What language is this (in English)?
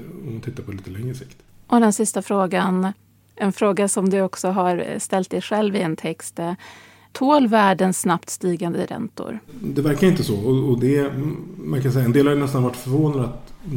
Swedish